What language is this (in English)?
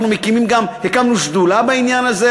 Hebrew